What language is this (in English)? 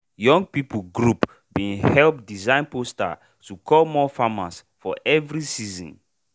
Nigerian Pidgin